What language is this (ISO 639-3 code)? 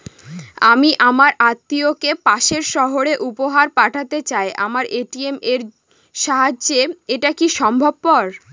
ben